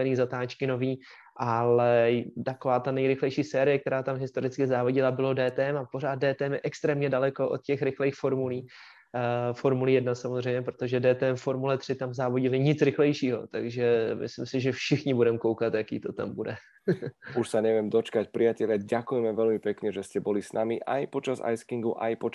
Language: Czech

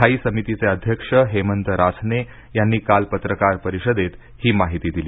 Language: Marathi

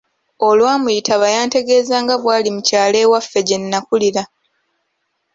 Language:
Ganda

